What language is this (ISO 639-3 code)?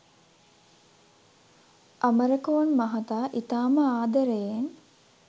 sin